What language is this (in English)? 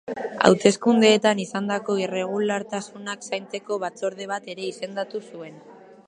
Basque